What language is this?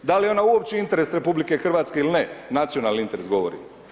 Croatian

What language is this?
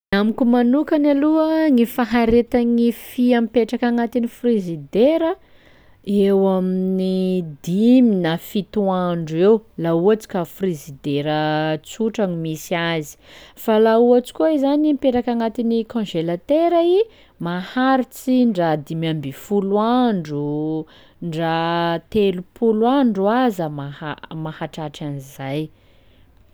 Sakalava Malagasy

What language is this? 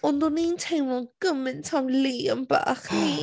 Welsh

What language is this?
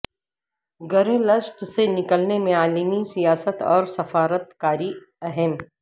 Urdu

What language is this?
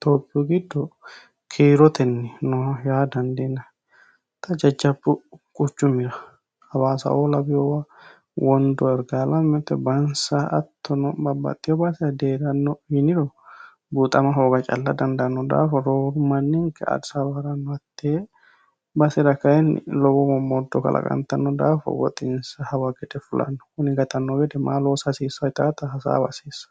Sidamo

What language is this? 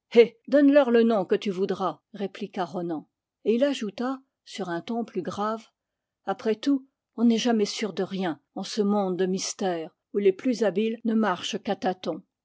French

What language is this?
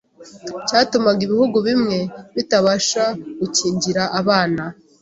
Kinyarwanda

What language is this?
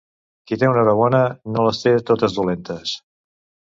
Catalan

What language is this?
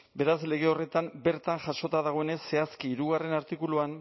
Basque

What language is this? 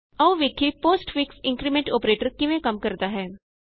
Punjabi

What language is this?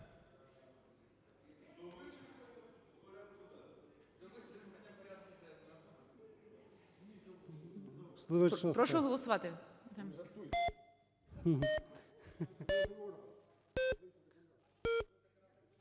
Ukrainian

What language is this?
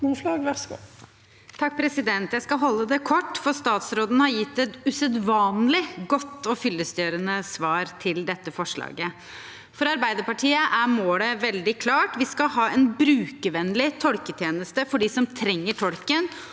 Norwegian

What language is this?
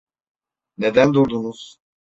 Turkish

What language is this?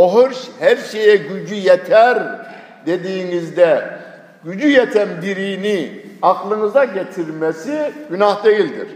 Turkish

